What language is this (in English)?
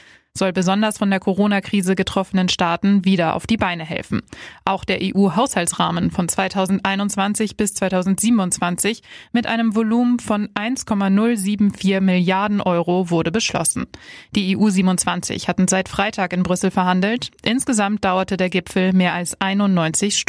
German